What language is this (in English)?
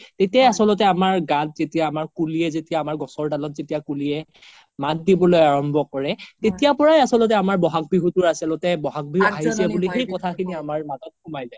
Assamese